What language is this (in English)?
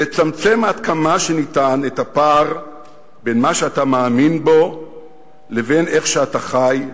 Hebrew